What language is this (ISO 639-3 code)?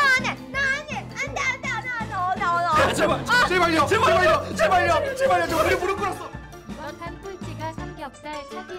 kor